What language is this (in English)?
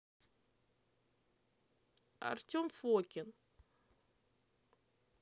Russian